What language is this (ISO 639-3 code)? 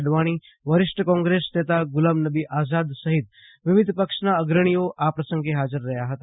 guj